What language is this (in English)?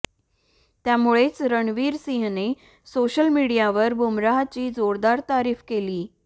Marathi